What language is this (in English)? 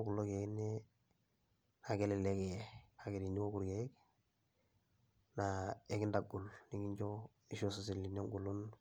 Masai